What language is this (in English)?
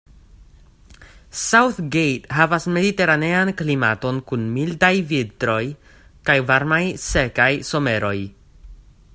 Esperanto